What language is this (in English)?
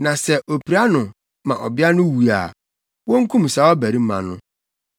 Akan